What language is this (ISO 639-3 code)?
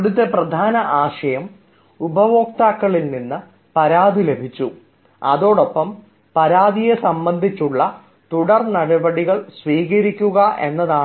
mal